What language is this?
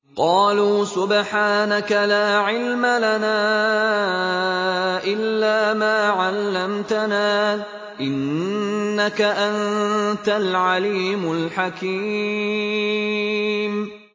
Arabic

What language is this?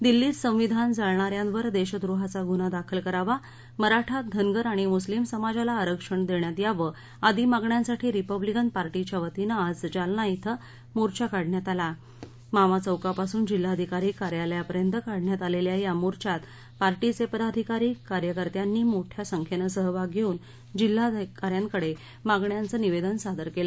Marathi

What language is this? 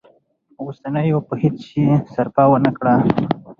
Pashto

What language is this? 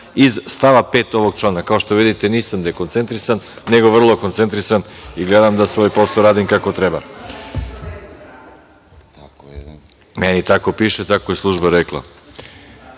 Serbian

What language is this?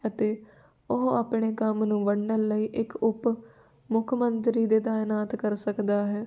Punjabi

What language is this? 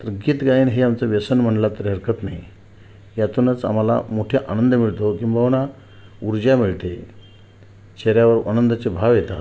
Marathi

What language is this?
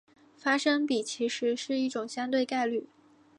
Chinese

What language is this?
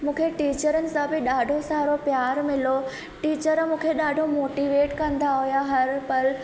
Sindhi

